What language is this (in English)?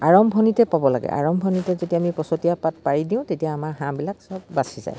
Assamese